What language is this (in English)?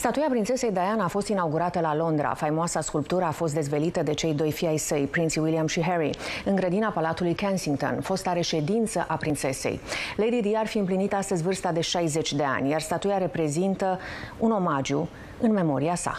Romanian